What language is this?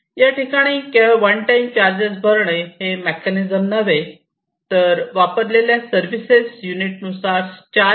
Marathi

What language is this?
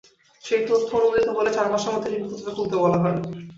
Bangla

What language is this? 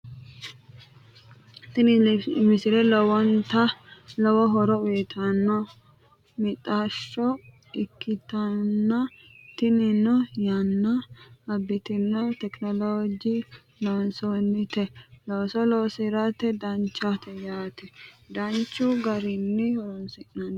Sidamo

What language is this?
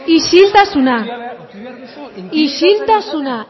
Basque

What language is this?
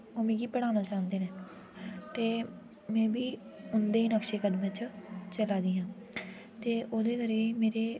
Dogri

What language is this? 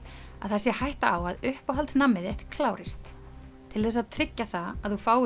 Icelandic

